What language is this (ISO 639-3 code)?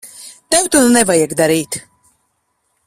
lav